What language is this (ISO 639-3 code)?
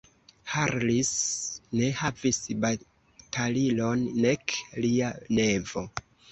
epo